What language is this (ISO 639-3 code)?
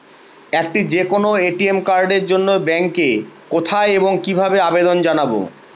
ben